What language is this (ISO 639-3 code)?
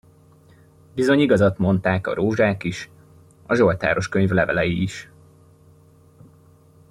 hun